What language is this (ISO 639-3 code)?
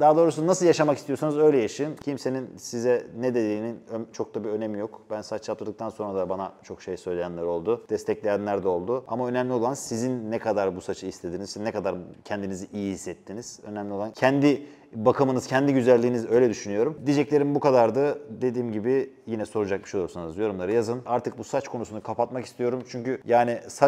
tur